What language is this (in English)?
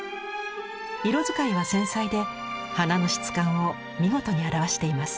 Japanese